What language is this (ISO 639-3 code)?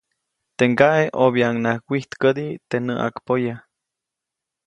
zoc